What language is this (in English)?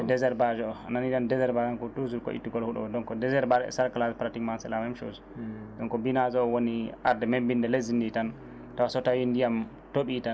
Fula